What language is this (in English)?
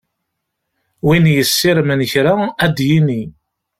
Kabyle